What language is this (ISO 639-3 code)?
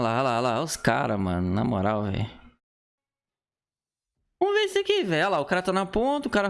por